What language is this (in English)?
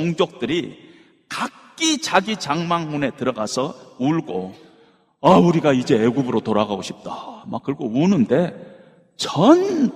Korean